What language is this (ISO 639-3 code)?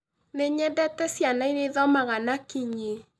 kik